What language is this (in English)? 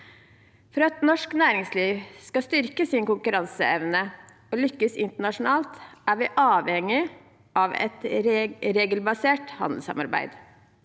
Norwegian